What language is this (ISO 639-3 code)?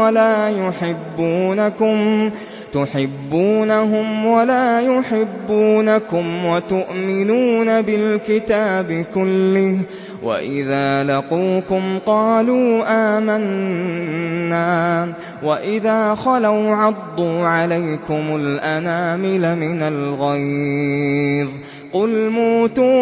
ara